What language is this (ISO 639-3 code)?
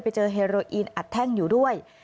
tha